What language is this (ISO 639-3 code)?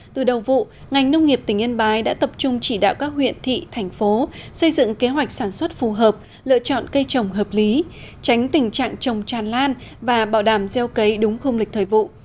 vie